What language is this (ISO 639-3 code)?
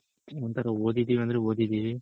kan